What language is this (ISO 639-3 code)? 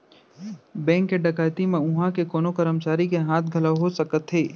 hne